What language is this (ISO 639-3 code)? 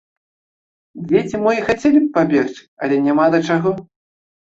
bel